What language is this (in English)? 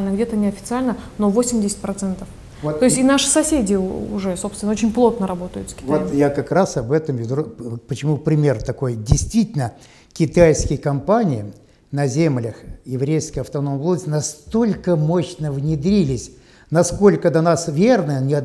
Russian